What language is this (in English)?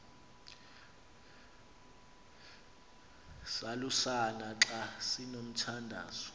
Xhosa